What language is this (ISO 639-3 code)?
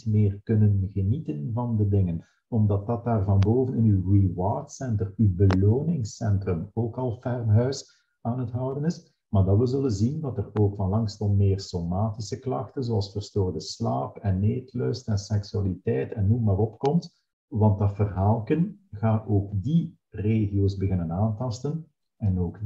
nld